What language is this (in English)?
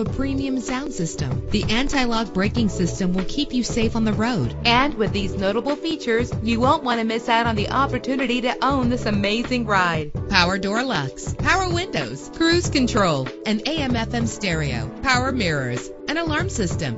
English